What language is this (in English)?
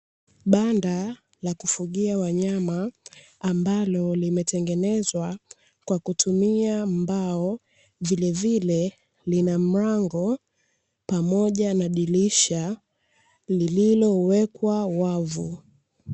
Swahili